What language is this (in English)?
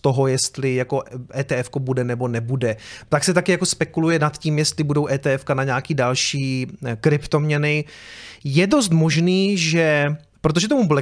Czech